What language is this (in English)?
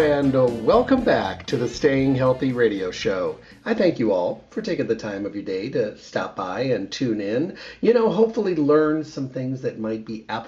English